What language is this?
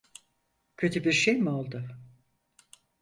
Turkish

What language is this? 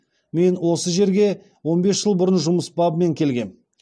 Kazakh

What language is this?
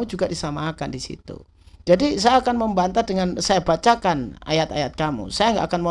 Indonesian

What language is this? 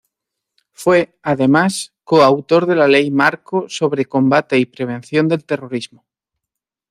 Spanish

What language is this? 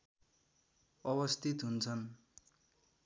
Nepali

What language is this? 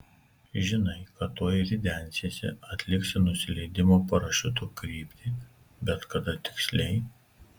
Lithuanian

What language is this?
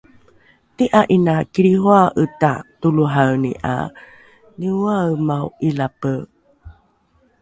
Rukai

